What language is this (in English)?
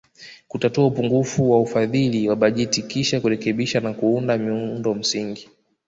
Swahili